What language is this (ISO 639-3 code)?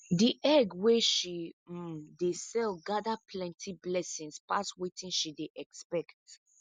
pcm